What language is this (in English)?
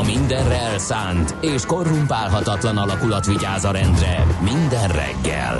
Hungarian